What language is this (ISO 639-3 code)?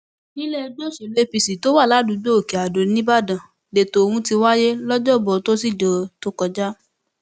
yor